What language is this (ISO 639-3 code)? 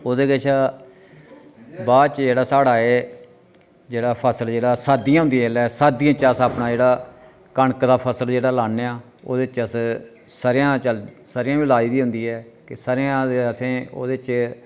doi